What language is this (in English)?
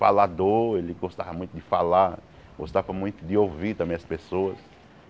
Portuguese